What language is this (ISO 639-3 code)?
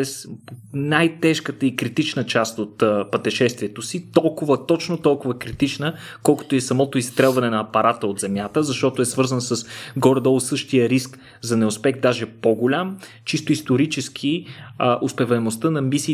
bul